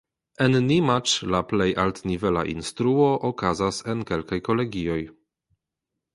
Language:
Esperanto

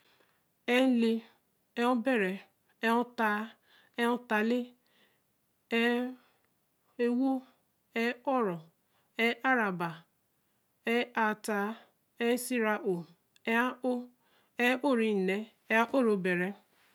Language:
Eleme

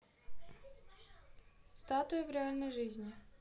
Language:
Russian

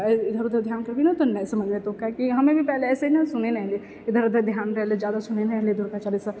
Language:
Maithili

